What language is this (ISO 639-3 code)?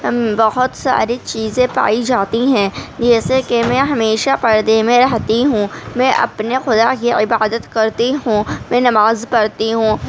urd